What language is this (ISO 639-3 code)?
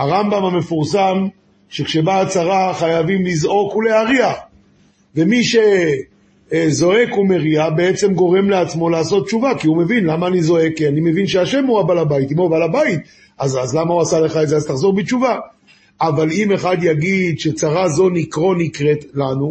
heb